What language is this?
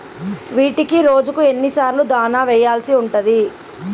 Telugu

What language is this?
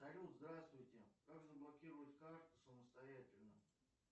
Russian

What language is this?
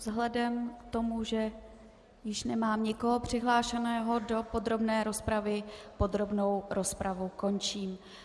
Czech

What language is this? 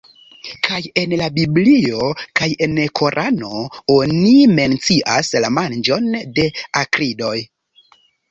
Esperanto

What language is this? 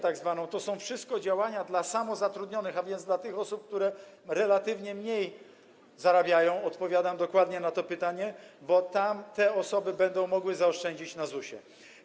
Polish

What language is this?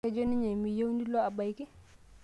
Masai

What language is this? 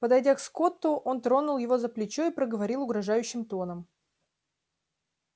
Russian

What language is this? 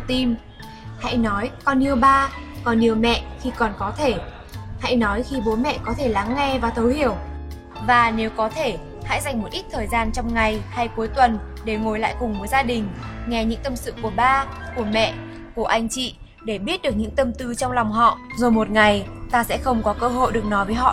Vietnamese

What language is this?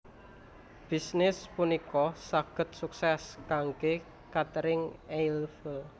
Javanese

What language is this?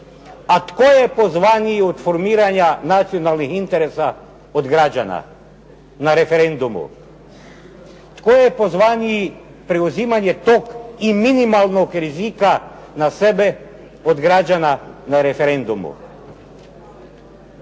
Croatian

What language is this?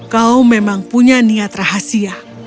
Indonesian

